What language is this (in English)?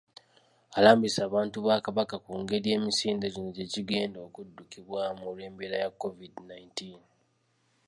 Ganda